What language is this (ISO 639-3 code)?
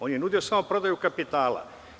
srp